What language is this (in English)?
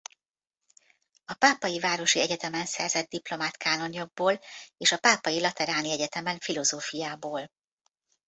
Hungarian